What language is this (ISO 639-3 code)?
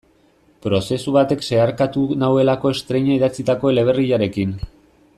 eus